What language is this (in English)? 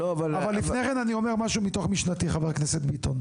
Hebrew